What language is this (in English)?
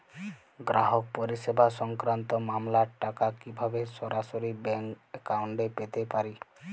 Bangla